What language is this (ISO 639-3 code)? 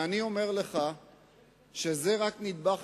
heb